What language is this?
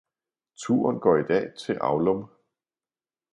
Danish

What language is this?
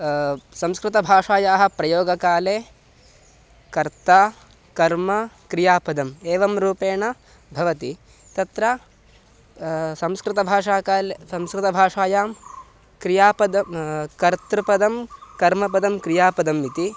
Sanskrit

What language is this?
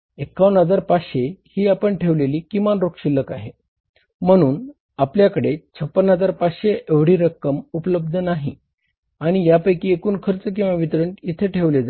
Marathi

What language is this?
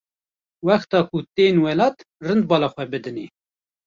Kurdish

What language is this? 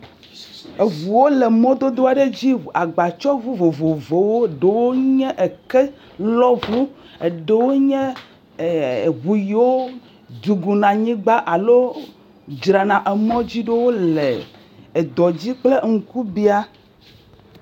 Ewe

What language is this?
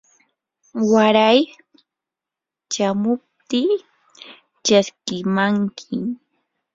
Yanahuanca Pasco Quechua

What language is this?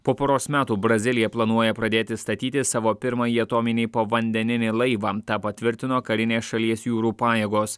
Lithuanian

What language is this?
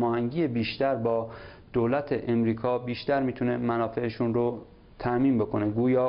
Persian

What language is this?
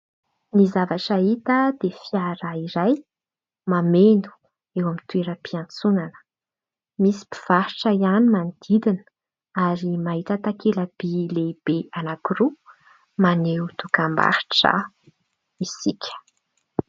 Malagasy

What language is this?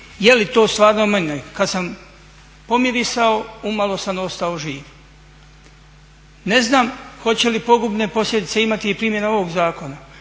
Croatian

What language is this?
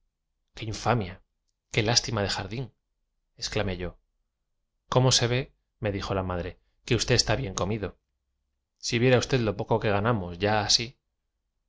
Spanish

